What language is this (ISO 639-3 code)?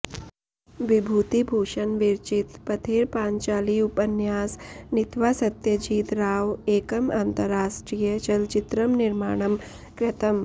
san